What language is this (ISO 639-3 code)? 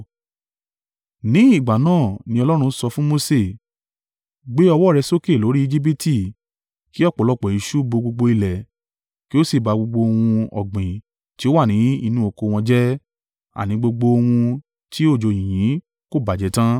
yor